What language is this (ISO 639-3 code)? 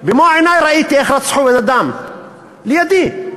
heb